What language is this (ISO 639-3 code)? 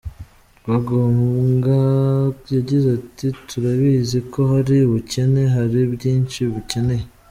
kin